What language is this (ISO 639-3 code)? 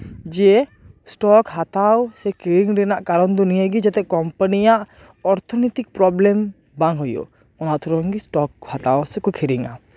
sat